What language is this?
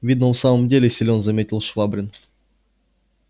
Russian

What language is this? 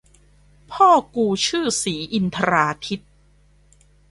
Thai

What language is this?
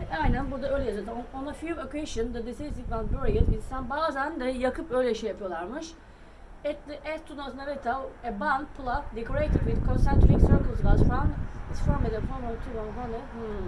Turkish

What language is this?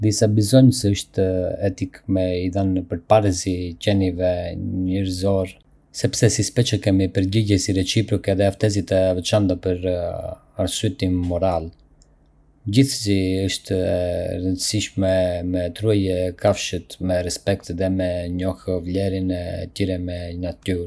Arbëreshë Albanian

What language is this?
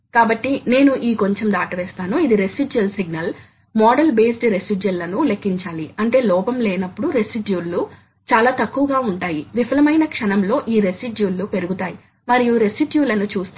Telugu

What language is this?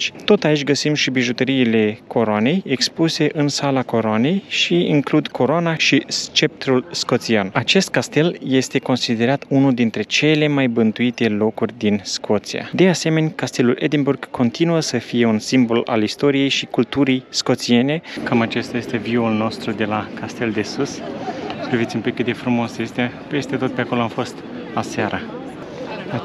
Romanian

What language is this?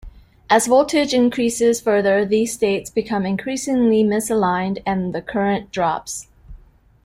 English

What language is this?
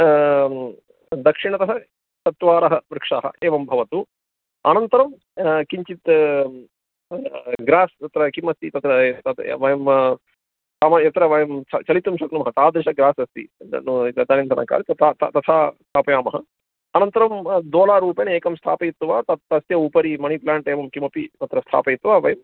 Sanskrit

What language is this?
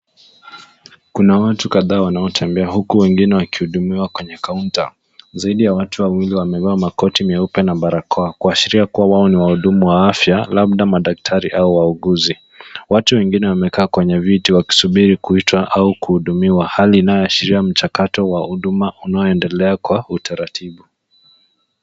Swahili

